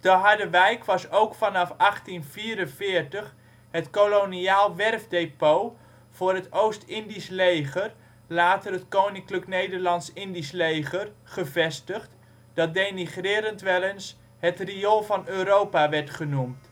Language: Dutch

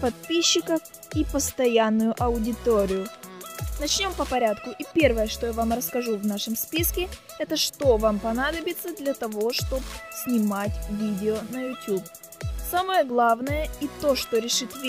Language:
Russian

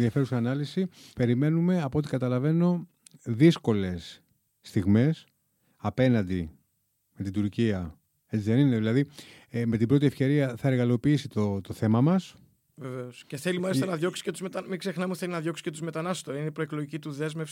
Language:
Greek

